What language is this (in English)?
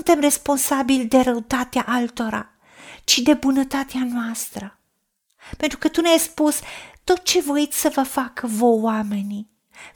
Romanian